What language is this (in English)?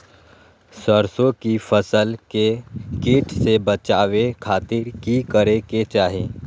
Magahi